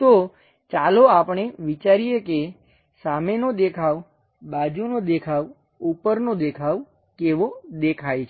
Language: Gujarati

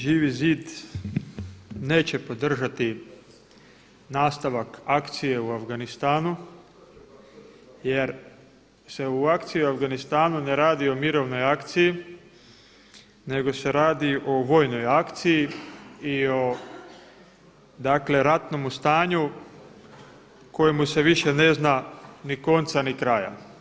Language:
Croatian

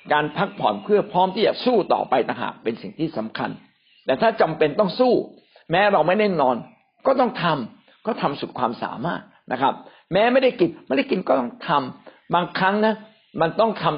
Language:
Thai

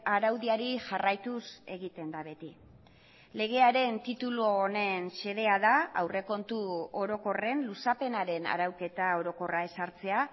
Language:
Basque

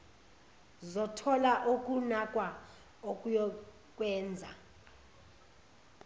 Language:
Zulu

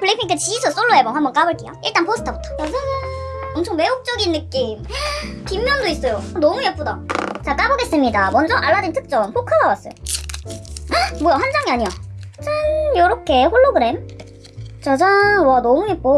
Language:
Korean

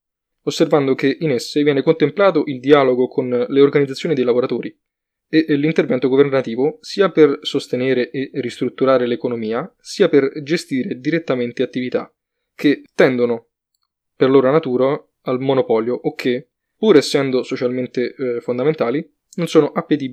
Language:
Italian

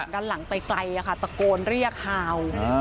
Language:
Thai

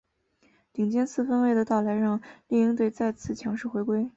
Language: Chinese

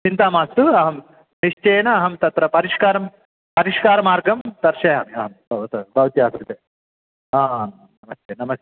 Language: Sanskrit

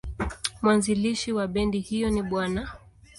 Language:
Swahili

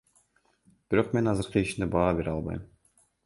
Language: Kyrgyz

